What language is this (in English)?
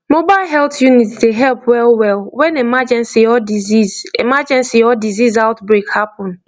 Nigerian Pidgin